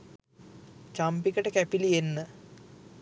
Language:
Sinhala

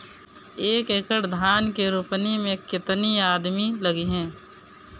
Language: Bhojpuri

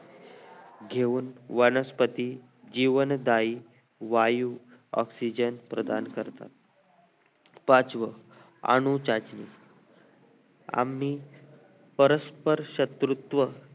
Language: Marathi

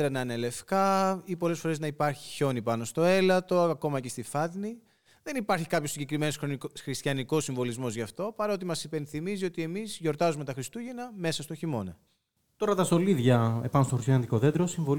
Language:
Greek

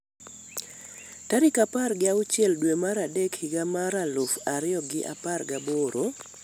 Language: Luo (Kenya and Tanzania)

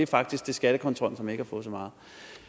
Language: Danish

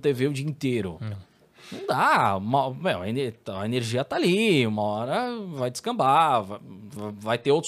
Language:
Portuguese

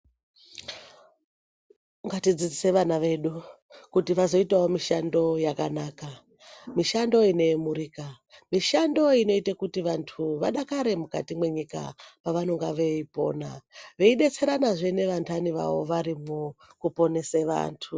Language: Ndau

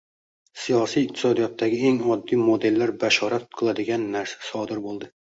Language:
Uzbek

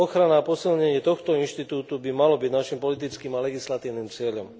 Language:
Slovak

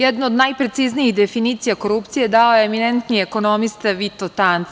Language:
Serbian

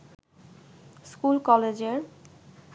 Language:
Bangla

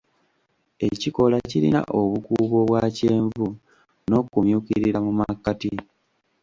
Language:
Ganda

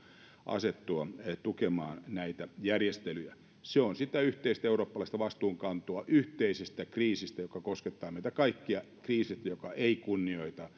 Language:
Finnish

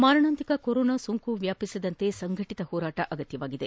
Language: Kannada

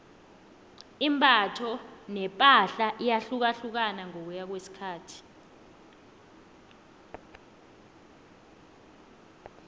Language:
South Ndebele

